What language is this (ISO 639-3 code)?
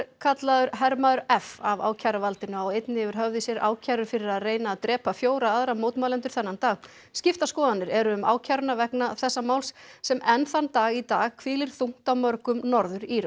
isl